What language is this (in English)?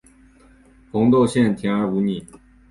Chinese